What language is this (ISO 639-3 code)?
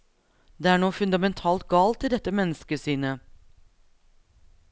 nor